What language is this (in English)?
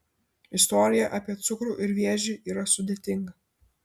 Lithuanian